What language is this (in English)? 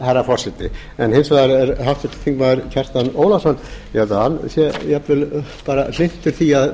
Icelandic